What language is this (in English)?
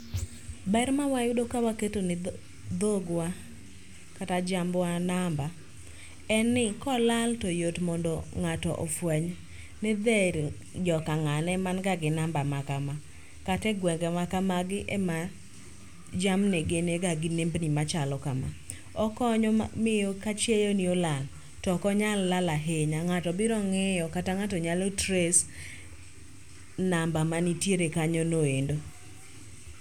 Luo (Kenya and Tanzania)